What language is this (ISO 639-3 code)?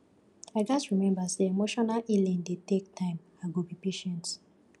pcm